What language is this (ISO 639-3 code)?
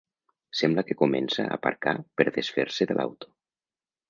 cat